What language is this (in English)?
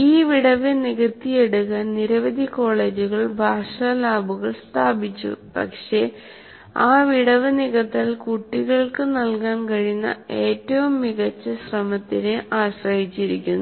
Malayalam